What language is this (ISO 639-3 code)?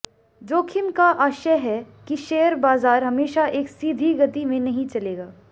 hin